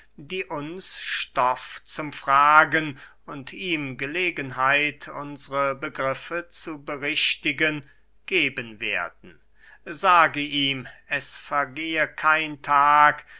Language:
German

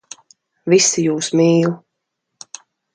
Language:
Latvian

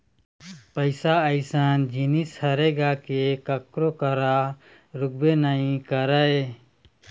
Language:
Chhattisgarhi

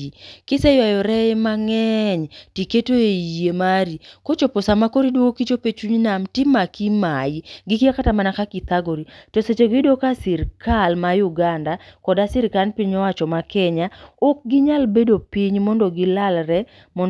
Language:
Luo (Kenya and Tanzania)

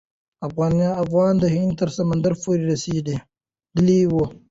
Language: Pashto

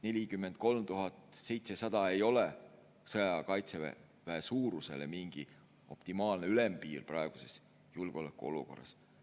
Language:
Estonian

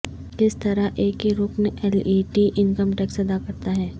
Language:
Urdu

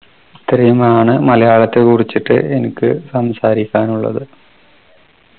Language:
Malayalam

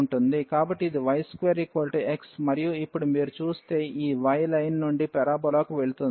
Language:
Telugu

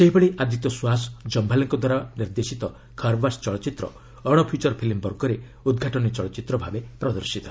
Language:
Odia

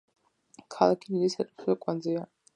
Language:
Georgian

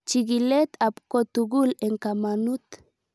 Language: Kalenjin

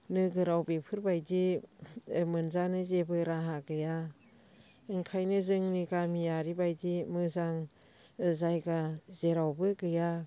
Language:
Bodo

